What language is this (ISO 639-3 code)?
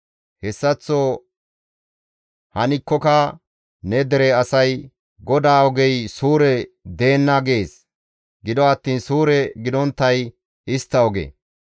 gmv